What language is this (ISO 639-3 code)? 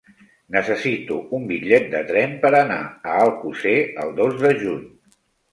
cat